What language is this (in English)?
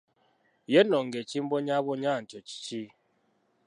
Ganda